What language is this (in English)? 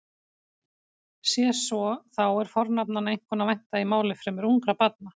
Icelandic